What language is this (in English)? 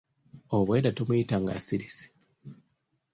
Ganda